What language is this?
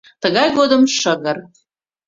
Mari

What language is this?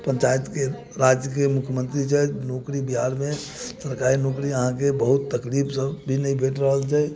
Maithili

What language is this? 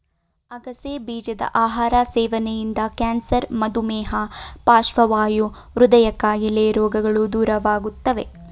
Kannada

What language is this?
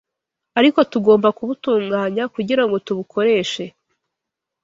Kinyarwanda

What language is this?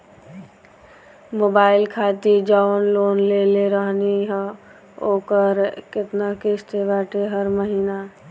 Bhojpuri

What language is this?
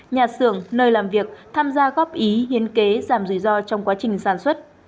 Vietnamese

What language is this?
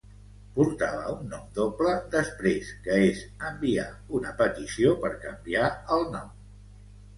Catalan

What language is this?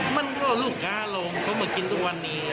Thai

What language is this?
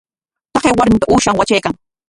Corongo Ancash Quechua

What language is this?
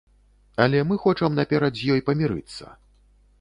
Belarusian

